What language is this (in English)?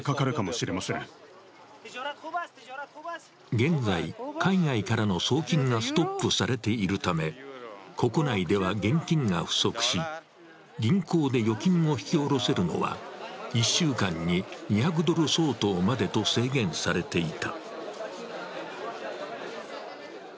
Japanese